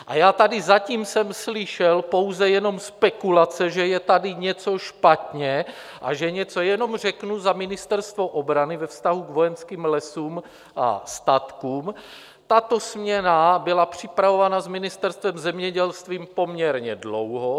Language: Czech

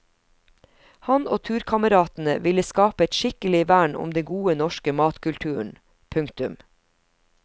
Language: Norwegian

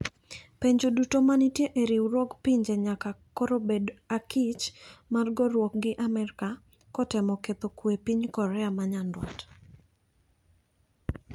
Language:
Luo (Kenya and Tanzania)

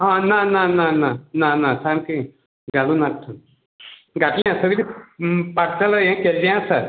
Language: Konkani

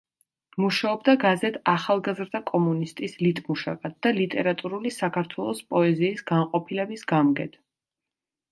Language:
Georgian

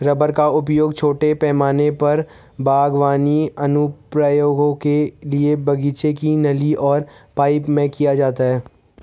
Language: Hindi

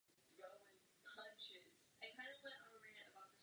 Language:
Czech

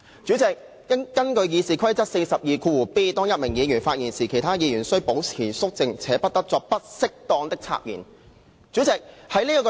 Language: Cantonese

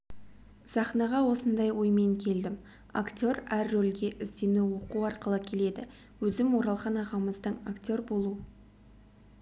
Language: Kazakh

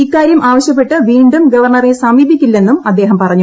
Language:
Malayalam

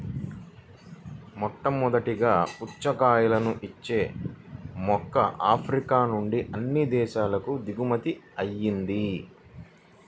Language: Telugu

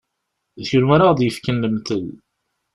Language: Kabyle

